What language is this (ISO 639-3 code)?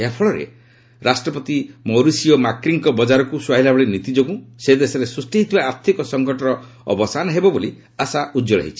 ori